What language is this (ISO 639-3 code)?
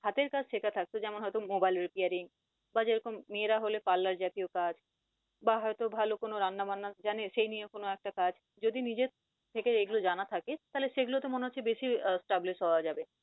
ben